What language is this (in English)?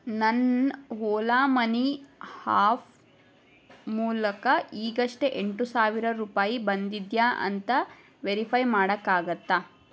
Kannada